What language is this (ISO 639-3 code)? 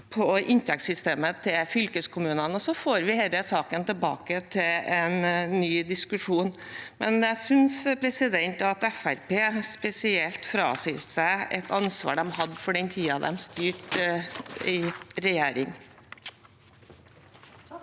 nor